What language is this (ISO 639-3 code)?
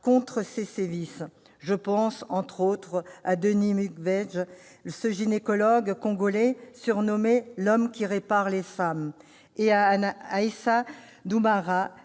fra